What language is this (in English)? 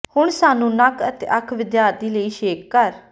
Punjabi